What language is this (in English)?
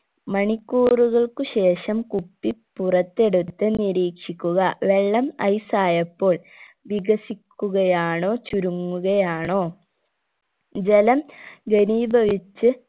Malayalam